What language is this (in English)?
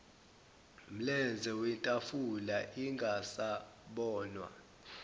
Zulu